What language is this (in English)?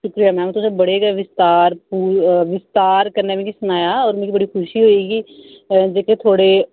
Dogri